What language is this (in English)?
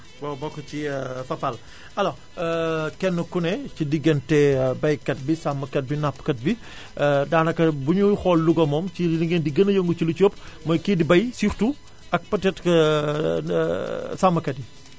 Wolof